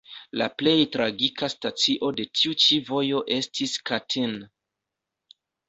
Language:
Esperanto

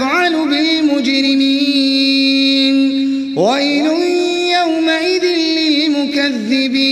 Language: Arabic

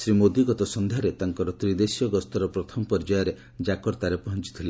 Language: Odia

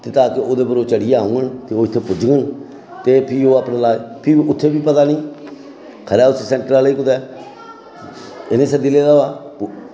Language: Dogri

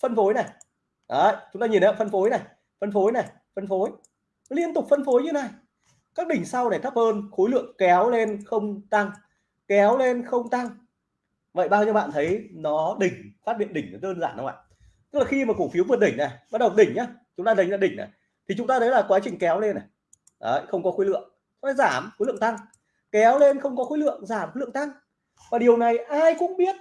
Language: Vietnamese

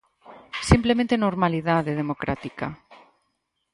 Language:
Galician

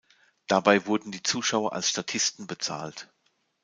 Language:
German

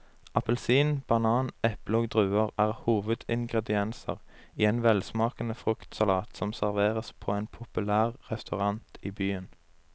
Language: Norwegian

